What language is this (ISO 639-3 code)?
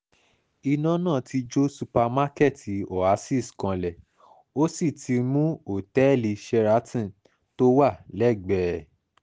yor